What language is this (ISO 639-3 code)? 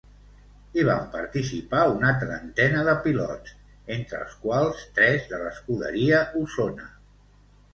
cat